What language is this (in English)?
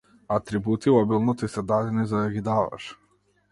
Macedonian